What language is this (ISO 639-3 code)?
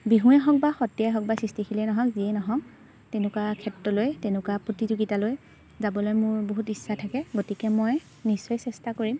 asm